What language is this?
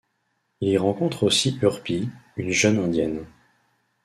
French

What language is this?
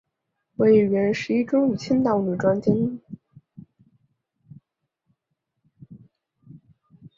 Chinese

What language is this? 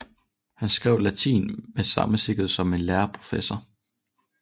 Danish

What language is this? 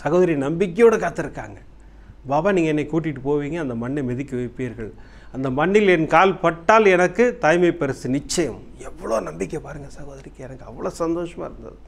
Tamil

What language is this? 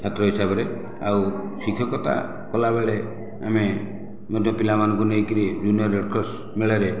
Odia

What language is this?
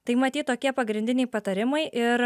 Lithuanian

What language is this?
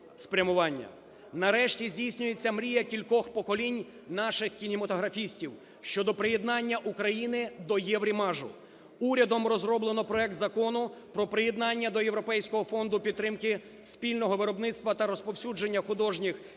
Ukrainian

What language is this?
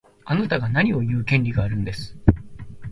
Japanese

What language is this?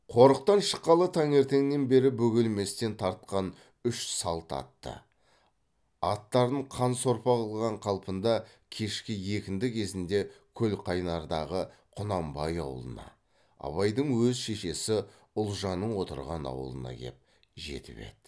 Kazakh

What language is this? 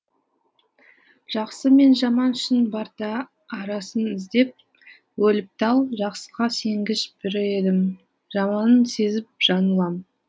Kazakh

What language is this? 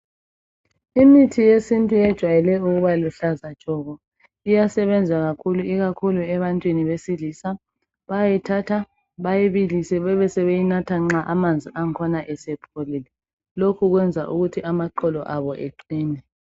North Ndebele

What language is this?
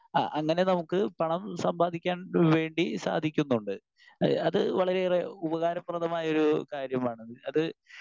Malayalam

